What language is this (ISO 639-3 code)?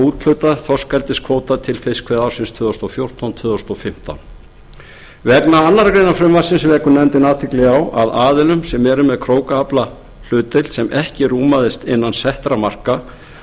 isl